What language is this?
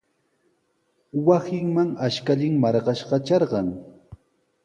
Sihuas Ancash Quechua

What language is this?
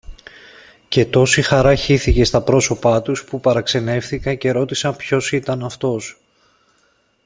Greek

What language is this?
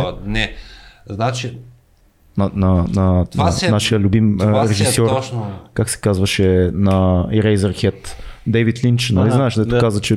Bulgarian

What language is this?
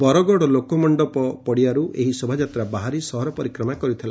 Odia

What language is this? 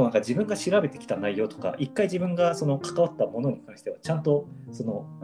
Japanese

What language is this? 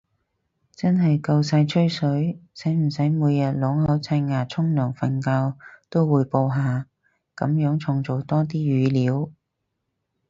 Cantonese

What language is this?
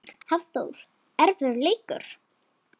Icelandic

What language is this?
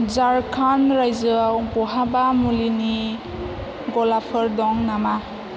Bodo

